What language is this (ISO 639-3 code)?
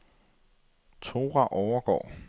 dan